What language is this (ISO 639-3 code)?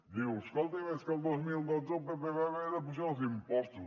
cat